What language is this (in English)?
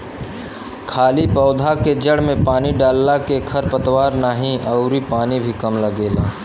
Bhojpuri